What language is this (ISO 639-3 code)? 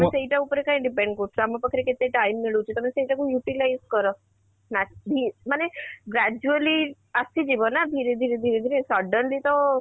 ori